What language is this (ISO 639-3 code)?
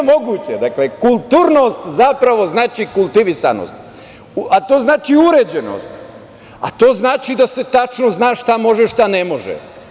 srp